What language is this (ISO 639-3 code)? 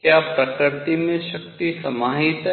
hin